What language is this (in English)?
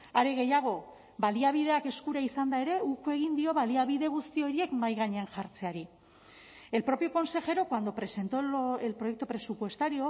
Basque